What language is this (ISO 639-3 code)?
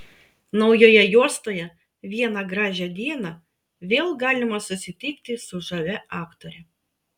lit